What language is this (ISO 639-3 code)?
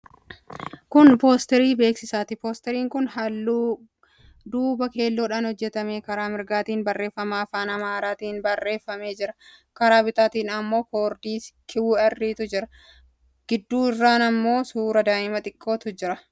orm